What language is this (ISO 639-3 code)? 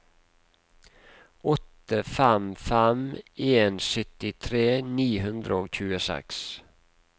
nor